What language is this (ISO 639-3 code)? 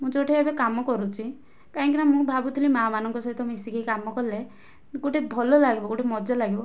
ori